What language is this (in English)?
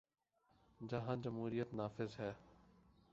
Urdu